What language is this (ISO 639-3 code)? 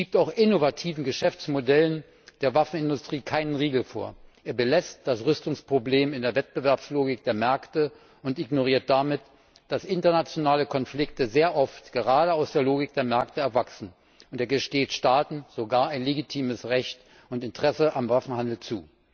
deu